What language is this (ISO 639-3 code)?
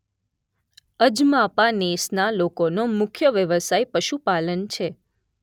guj